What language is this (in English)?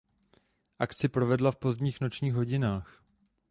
Czech